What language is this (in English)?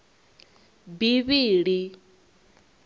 Venda